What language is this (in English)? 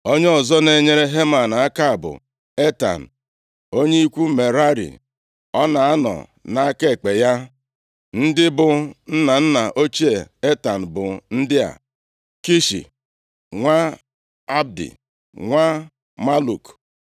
Igbo